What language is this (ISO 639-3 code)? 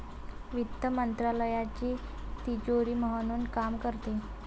mar